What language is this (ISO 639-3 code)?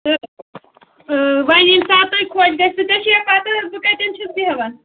kas